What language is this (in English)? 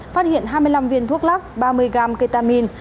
Vietnamese